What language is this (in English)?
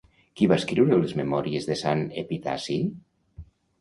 Catalan